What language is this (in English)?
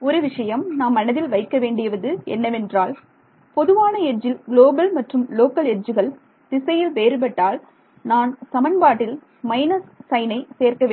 Tamil